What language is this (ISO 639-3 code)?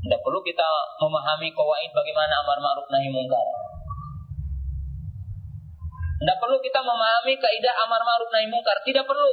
ind